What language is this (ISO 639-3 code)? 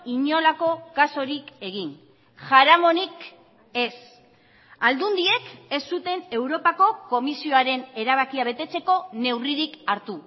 eus